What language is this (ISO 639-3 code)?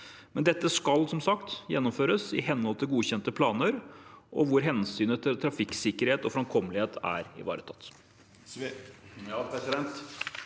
nor